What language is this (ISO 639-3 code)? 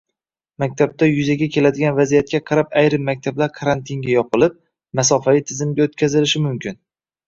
uzb